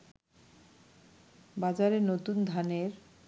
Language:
Bangla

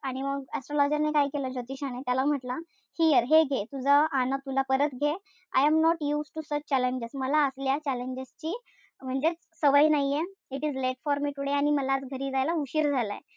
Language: Marathi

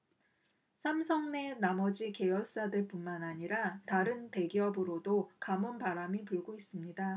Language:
Korean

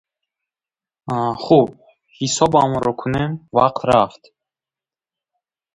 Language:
Tajik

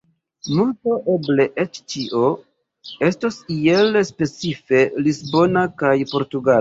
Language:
Esperanto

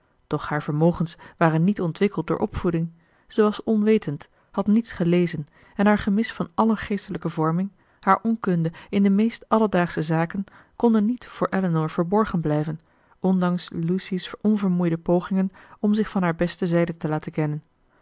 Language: Dutch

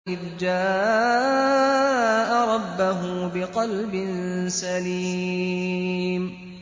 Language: Arabic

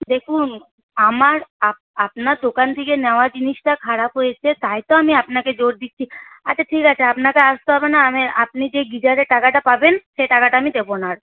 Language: Bangla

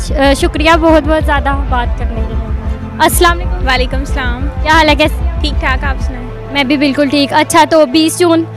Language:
Hindi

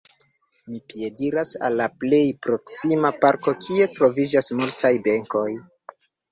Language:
Esperanto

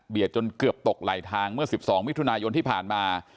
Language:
Thai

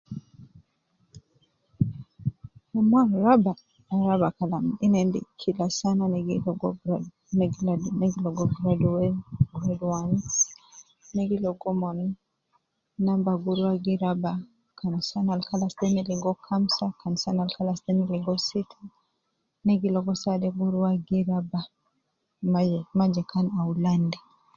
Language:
Nubi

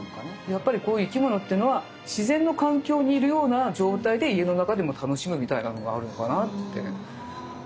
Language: Japanese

